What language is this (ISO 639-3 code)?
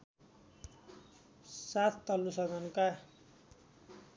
nep